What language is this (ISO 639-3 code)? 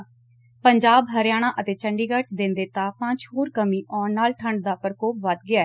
pan